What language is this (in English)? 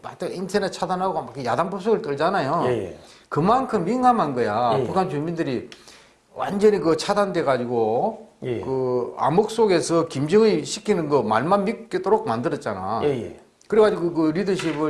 Korean